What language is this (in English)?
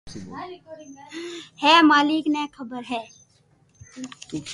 Loarki